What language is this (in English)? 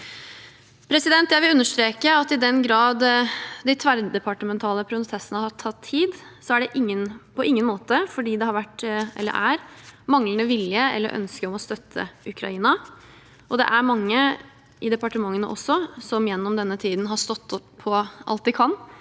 Norwegian